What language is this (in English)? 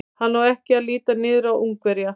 Icelandic